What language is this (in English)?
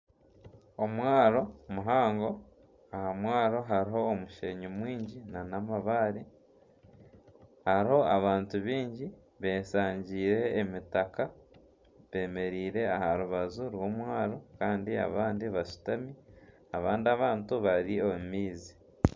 Nyankole